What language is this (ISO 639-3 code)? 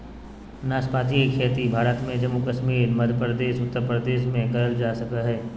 mag